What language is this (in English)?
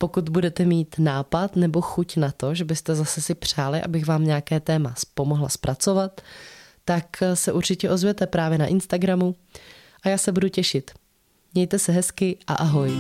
Czech